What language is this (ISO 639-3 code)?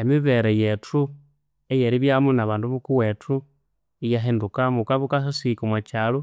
koo